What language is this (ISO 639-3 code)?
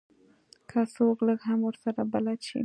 pus